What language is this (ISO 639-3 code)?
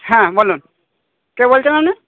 ben